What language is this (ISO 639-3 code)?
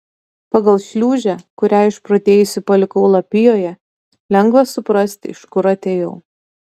lit